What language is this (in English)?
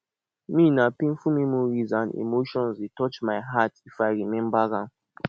Nigerian Pidgin